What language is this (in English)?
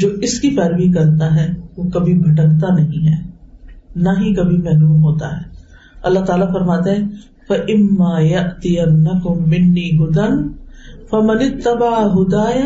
Urdu